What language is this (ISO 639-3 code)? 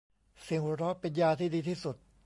tha